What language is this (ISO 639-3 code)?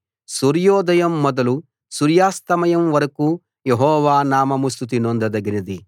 tel